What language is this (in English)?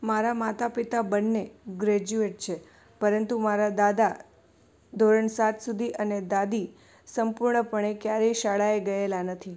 Gujarati